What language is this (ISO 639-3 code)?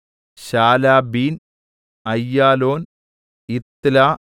mal